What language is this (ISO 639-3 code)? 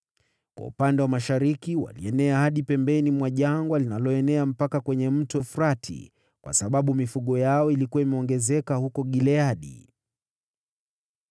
swa